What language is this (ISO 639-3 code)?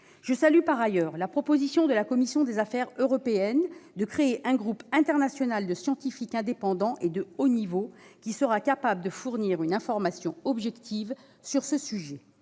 fra